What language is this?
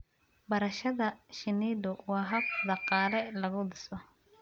Somali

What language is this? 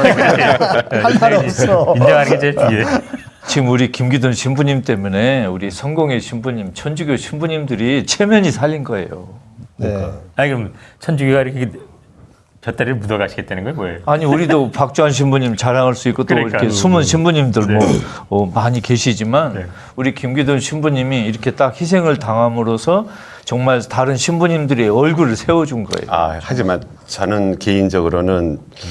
Korean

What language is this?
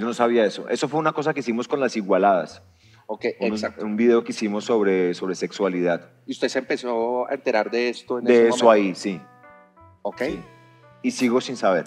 Spanish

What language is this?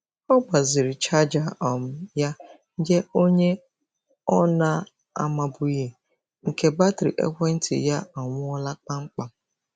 Igbo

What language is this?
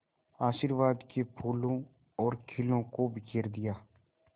Hindi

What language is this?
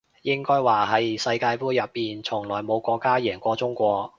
Cantonese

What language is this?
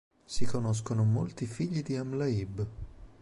Italian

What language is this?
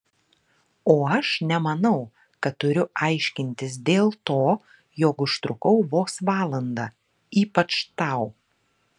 Lithuanian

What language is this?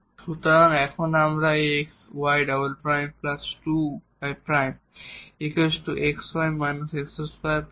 Bangla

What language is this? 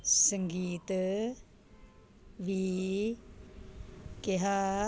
Punjabi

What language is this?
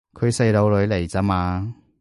Cantonese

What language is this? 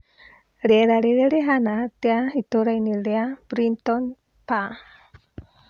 Kikuyu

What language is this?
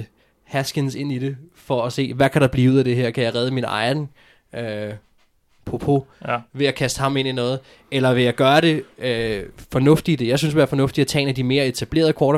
Danish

